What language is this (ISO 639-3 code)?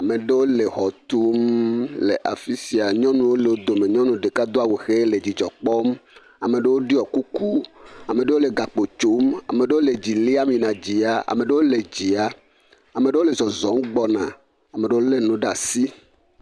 ewe